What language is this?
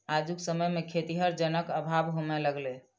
Maithili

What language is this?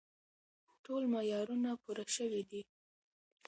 Pashto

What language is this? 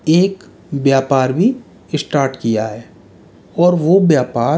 Hindi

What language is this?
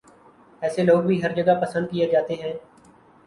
Urdu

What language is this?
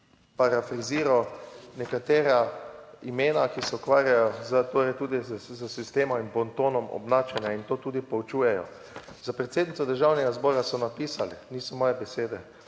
Slovenian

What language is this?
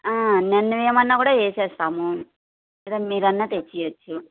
Telugu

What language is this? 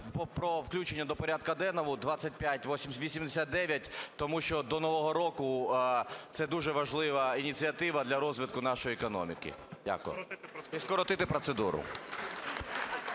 Ukrainian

